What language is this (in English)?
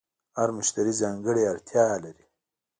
Pashto